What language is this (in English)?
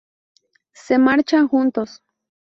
Spanish